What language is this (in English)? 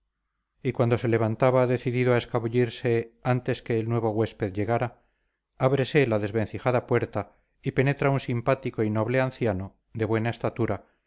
Spanish